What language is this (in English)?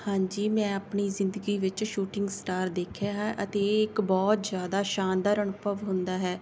Punjabi